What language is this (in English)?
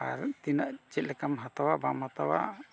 Santali